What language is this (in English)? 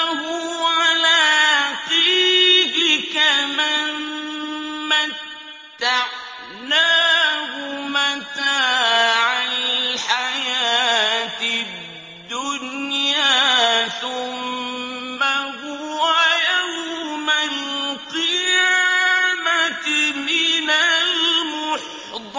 Arabic